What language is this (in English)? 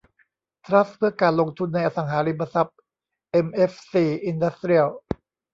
Thai